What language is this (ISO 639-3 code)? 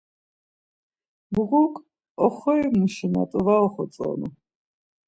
lzz